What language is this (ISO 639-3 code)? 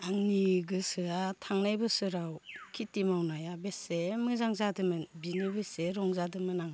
brx